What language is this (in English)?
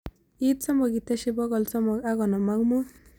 Kalenjin